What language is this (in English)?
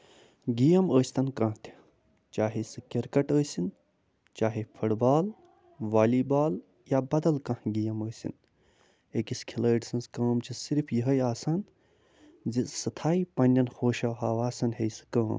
Kashmiri